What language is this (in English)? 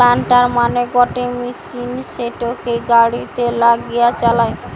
Bangla